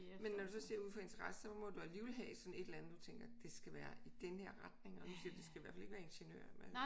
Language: Danish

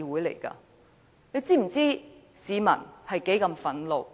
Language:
Cantonese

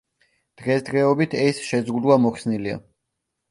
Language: Georgian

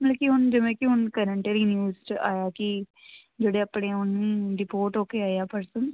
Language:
Punjabi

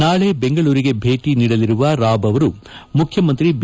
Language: Kannada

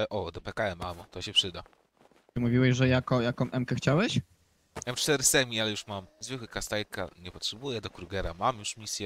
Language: Polish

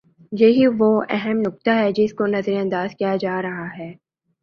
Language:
Urdu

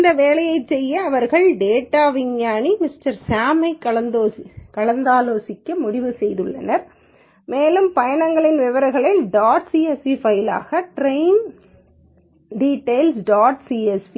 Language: Tamil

